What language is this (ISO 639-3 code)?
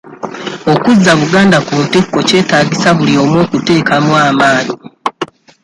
lug